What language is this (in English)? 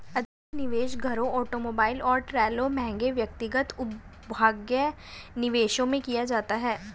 Hindi